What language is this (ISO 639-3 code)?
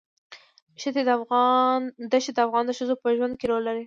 pus